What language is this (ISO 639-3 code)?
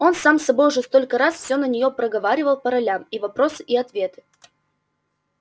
rus